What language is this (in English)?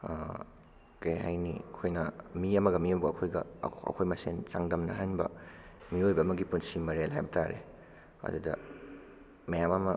Manipuri